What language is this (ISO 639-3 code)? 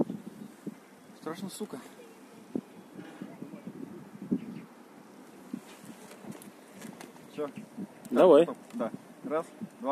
rus